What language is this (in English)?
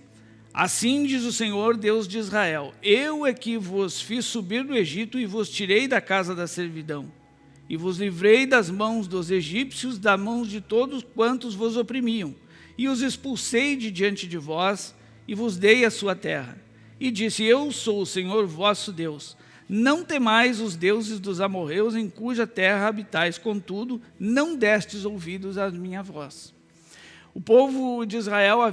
Portuguese